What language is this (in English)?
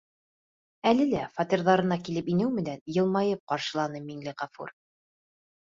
Bashkir